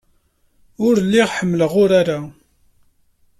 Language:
Kabyle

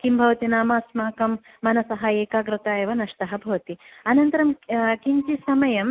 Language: Sanskrit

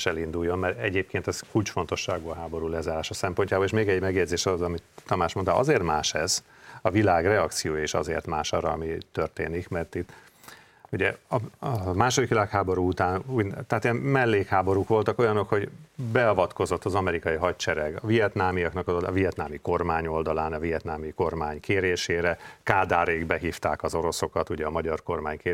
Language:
Hungarian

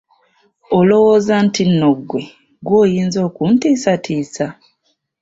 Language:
Ganda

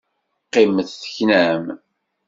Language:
Kabyle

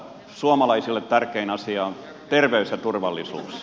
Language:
Finnish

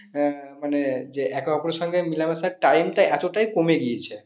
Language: Bangla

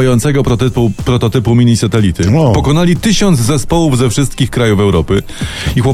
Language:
Polish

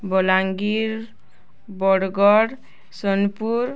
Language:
Odia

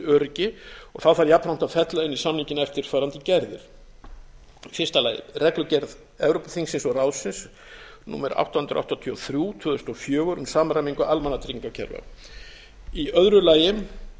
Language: Icelandic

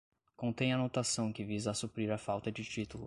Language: Portuguese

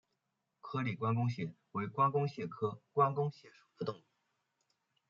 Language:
Chinese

